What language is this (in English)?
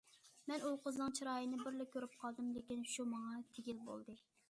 Uyghur